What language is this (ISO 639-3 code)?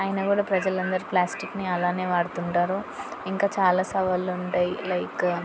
tel